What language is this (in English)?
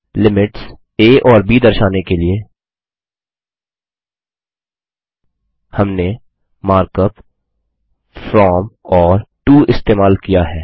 Hindi